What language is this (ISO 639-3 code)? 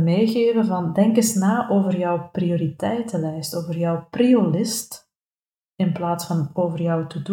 nld